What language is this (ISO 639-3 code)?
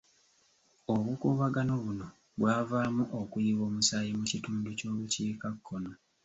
lug